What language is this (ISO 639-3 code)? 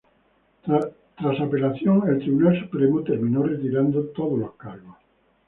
spa